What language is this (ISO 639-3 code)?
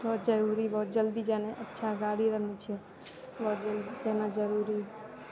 mai